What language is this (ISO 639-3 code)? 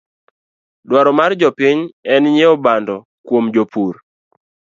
luo